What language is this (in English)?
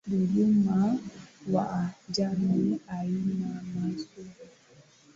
Swahili